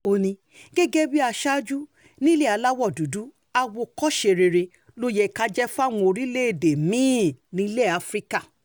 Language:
Yoruba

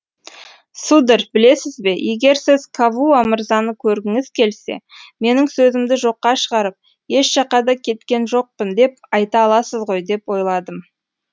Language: Kazakh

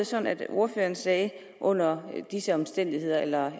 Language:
Danish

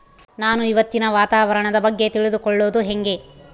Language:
Kannada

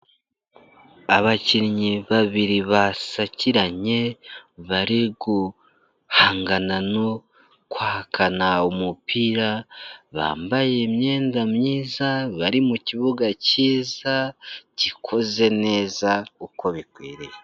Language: Kinyarwanda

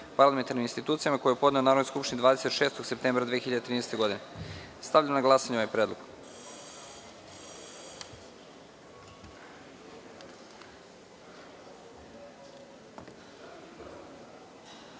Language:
Serbian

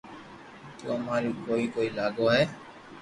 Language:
Loarki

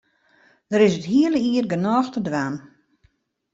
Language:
Western Frisian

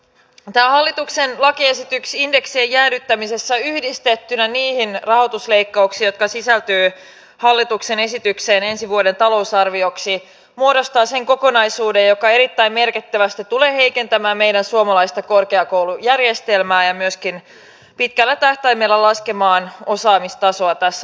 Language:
Finnish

